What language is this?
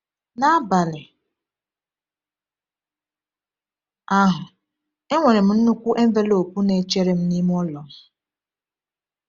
Igbo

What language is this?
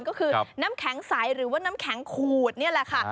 Thai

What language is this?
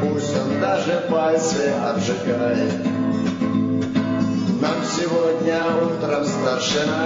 Russian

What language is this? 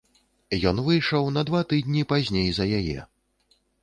Belarusian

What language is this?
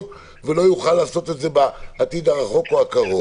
Hebrew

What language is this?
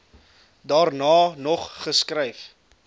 Afrikaans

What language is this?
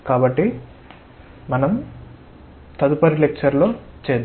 Telugu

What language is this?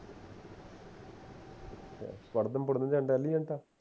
Punjabi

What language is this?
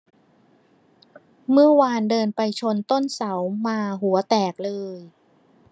Thai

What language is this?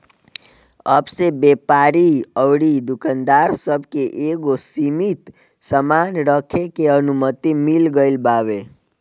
Bhojpuri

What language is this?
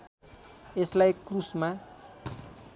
Nepali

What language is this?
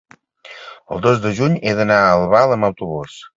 Catalan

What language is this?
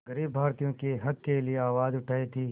Hindi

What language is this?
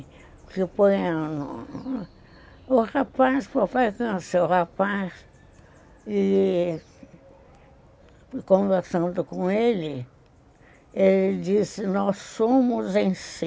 Portuguese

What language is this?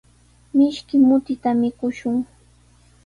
Sihuas Ancash Quechua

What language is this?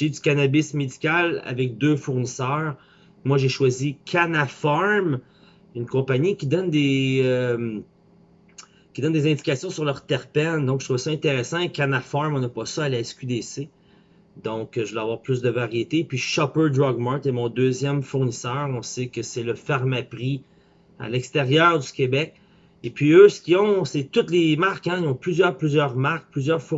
French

